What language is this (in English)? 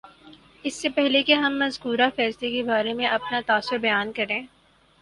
Urdu